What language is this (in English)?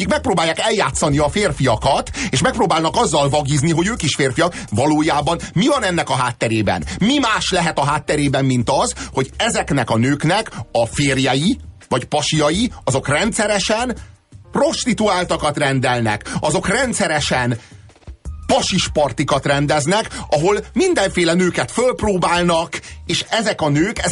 Hungarian